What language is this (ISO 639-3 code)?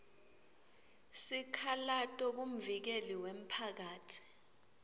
ssw